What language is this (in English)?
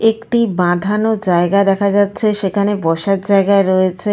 Bangla